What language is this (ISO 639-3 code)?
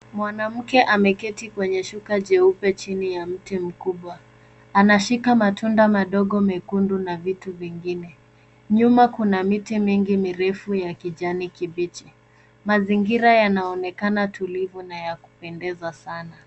swa